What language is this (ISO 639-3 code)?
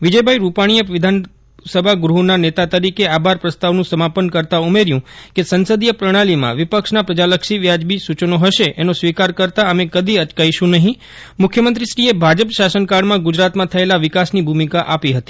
guj